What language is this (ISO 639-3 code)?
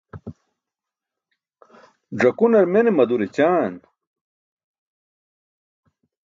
bsk